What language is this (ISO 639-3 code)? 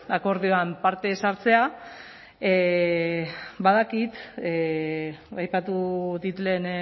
eus